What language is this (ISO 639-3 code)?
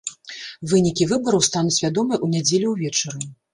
bel